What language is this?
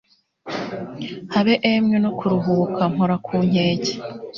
Kinyarwanda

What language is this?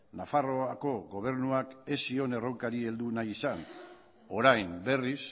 Basque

